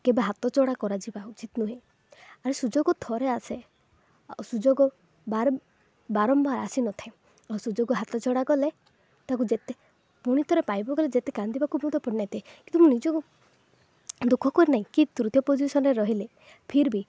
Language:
Odia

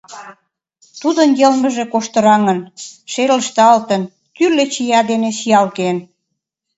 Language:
Mari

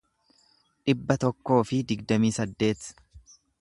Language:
Oromo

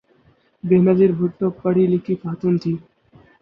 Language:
Urdu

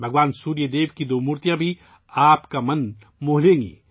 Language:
Urdu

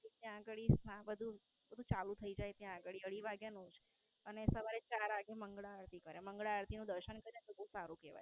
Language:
Gujarati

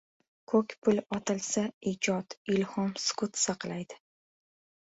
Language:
Uzbek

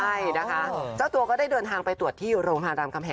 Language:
Thai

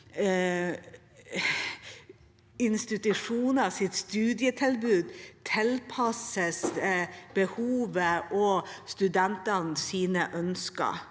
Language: Norwegian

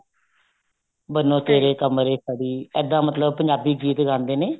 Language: Punjabi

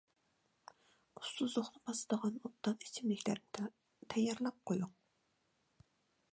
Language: Uyghur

